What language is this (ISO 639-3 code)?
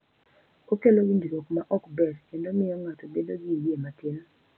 luo